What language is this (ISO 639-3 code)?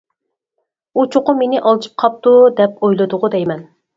uig